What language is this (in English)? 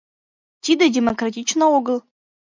Mari